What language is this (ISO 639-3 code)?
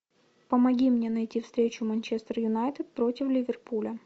rus